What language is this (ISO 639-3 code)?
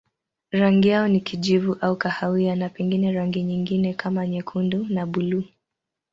swa